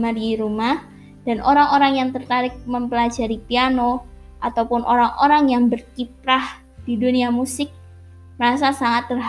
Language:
Indonesian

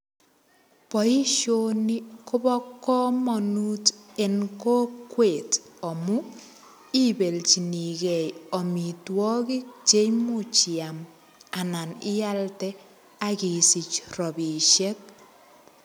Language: Kalenjin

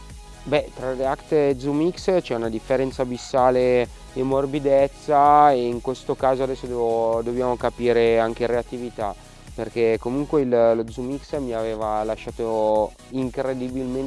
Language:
Italian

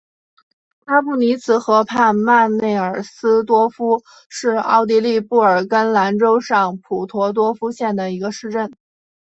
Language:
Chinese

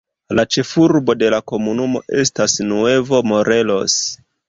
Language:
Esperanto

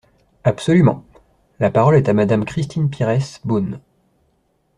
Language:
French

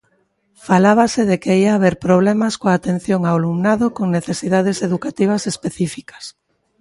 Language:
Galician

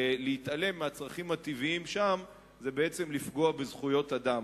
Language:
Hebrew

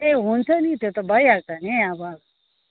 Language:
Nepali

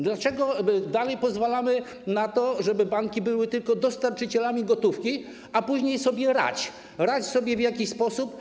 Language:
Polish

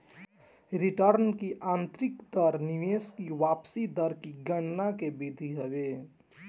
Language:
Bhojpuri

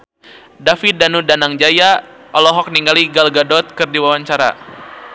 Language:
Sundanese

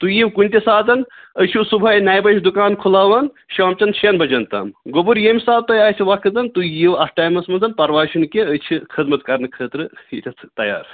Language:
Kashmiri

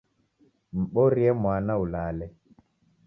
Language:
Taita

